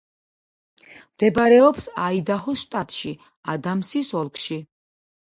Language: Georgian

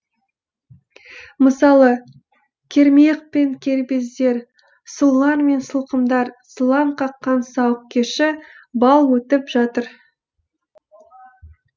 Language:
Kazakh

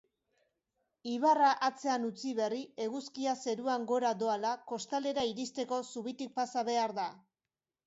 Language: Basque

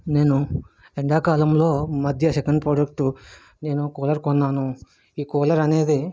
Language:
Telugu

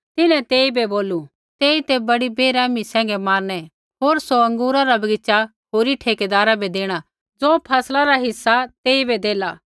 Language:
Kullu Pahari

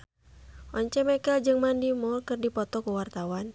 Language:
Sundanese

